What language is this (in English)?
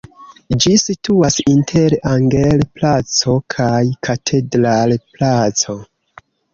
Esperanto